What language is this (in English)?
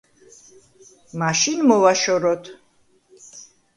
Georgian